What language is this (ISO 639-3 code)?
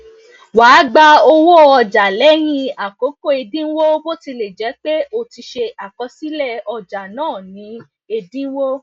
yor